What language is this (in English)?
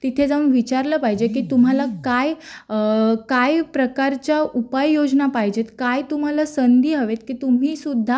Marathi